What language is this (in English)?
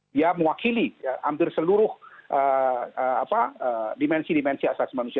Indonesian